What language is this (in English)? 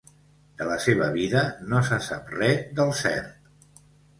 Catalan